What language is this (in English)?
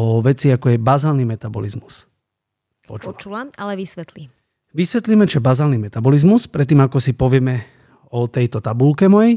Slovak